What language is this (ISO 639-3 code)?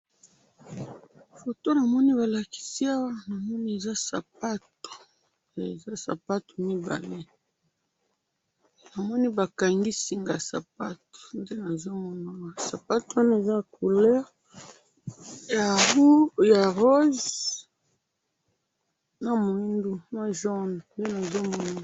lin